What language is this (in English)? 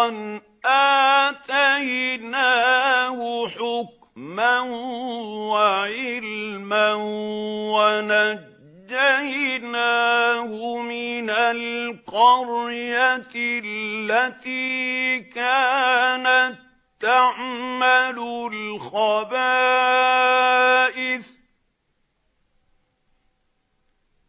Arabic